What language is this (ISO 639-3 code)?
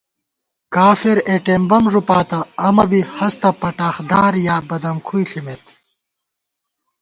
gwt